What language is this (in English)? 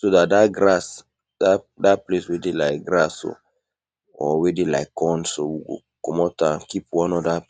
Nigerian Pidgin